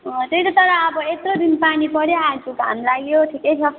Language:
Nepali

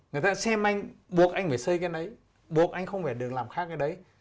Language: Vietnamese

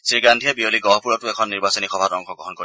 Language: Assamese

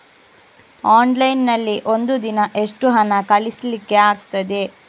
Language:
Kannada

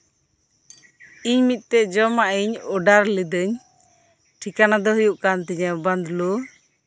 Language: Santali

